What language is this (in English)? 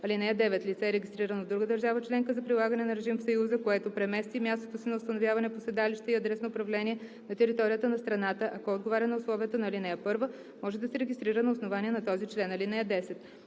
Bulgarian